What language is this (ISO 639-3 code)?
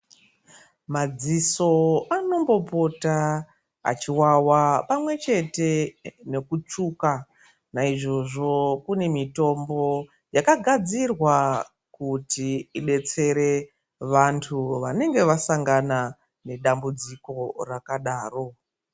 ndc